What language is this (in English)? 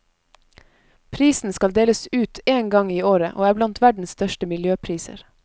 Norwegian